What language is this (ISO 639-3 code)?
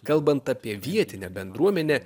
lit